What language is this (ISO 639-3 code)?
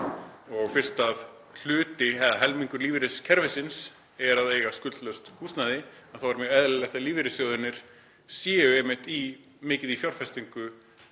isl